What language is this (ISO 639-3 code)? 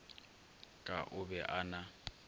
nso